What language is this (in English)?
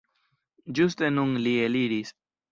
Esperanto